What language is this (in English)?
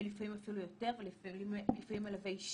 Hebrew